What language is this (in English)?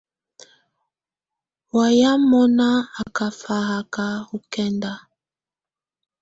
Tunen